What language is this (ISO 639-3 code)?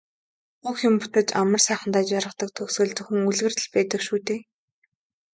mon